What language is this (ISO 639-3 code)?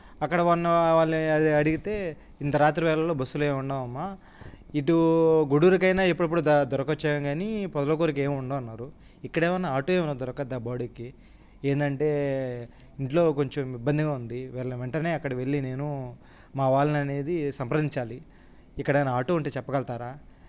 tel